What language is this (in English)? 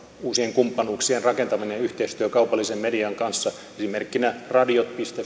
Finnish